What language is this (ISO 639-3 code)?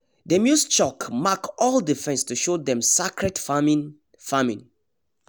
pcm